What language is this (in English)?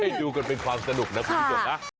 Thai